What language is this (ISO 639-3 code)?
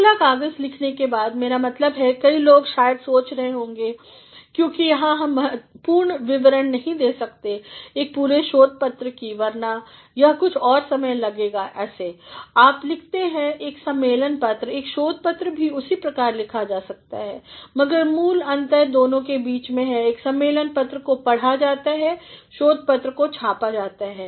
hin